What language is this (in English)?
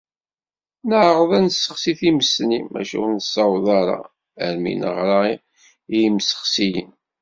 Kabyle